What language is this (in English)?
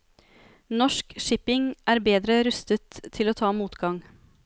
Norwegian